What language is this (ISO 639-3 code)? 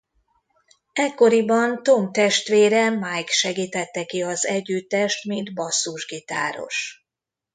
hun